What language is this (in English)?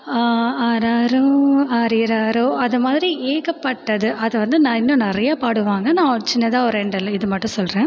Tamil